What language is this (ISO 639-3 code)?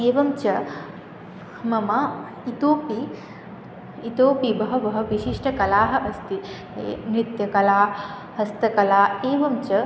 san